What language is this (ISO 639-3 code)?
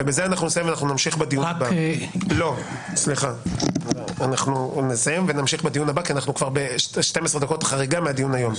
heb